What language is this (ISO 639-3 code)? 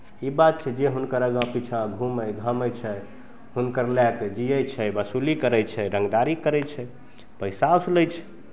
mai